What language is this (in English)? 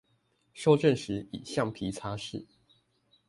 Chinese